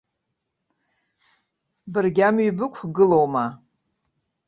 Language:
Abkhazian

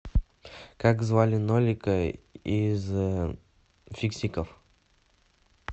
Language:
Russian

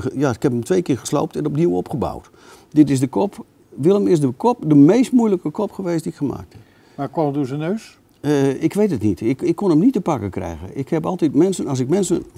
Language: Dutch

